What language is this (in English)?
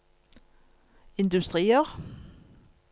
Norwegian